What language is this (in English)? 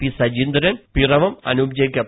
Malayalam